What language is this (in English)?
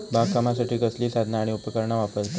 Marathi